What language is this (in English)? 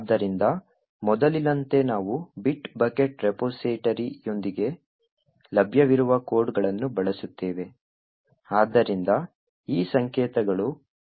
Kannada